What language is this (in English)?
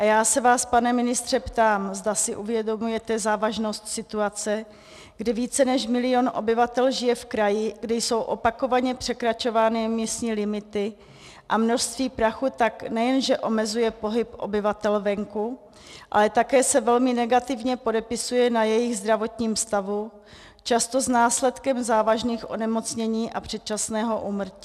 Czech